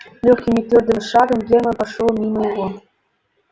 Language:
Russian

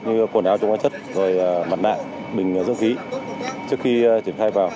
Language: Vietnamese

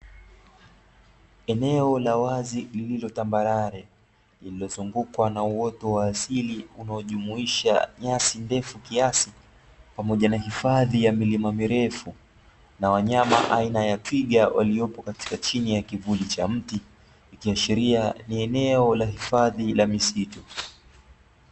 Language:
Swahili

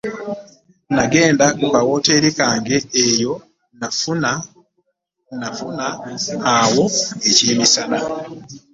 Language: Ganda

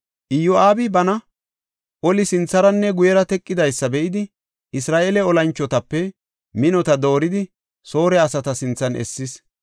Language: Gofa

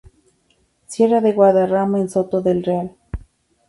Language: Spanish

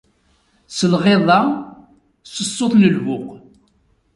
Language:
Kabyle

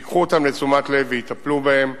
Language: Hebrew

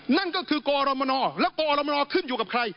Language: Thai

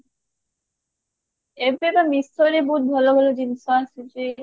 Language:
Odia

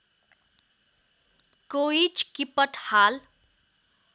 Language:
Nepali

